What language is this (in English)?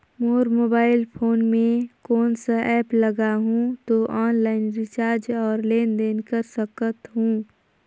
Chhattisgarhi